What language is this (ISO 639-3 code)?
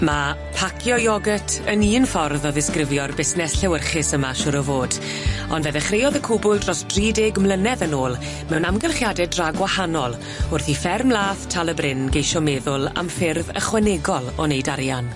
cym